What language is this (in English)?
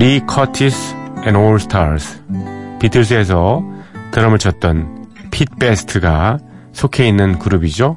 Korean